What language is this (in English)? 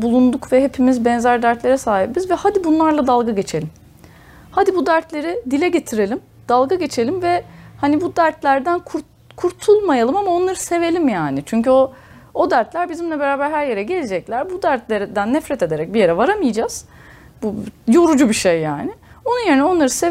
Turkish